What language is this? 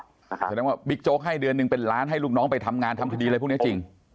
Thai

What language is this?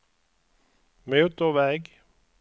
Swedish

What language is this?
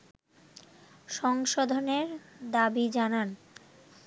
Bangla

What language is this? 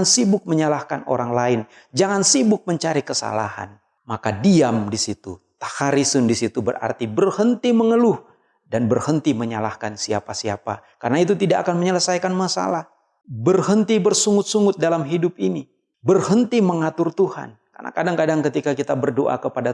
Indonesian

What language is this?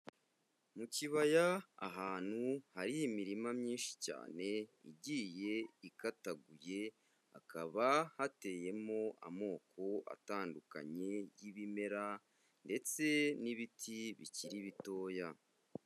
Kinyarwanda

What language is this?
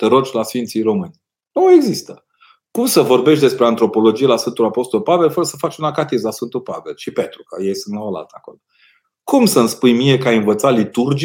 Romanian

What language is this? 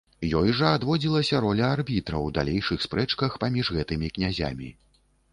Belarusian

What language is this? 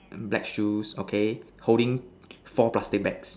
English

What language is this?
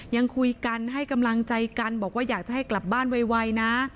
Thai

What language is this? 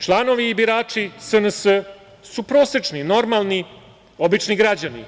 Serbian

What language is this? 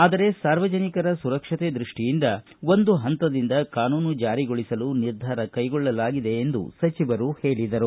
Kannada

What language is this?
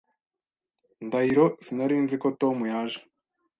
Kinyarwanda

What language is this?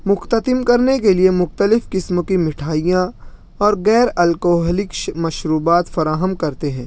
Urdu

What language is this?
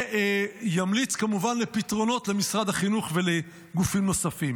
Hebrew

